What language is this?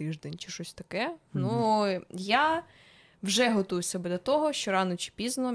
Ukrainian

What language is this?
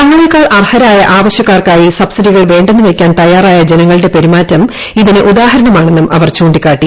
Malayalam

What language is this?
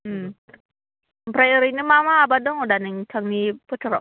Bodo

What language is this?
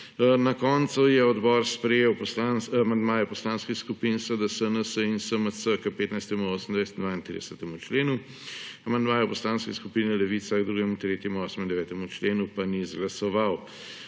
Slovenian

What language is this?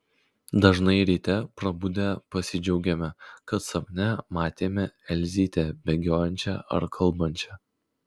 Lithuanian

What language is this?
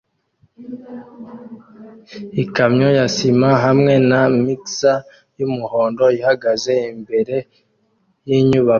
Kinyarwanda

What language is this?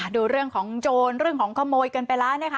Thai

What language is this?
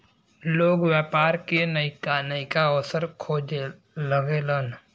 Bhojpuri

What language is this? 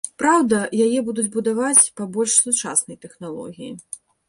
Belarusian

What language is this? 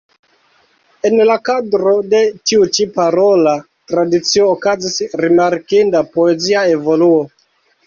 Esperanto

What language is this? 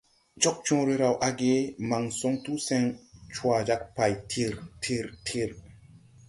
Tupuri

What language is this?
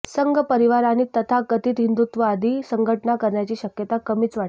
Marathi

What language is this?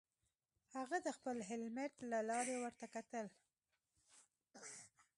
Pashto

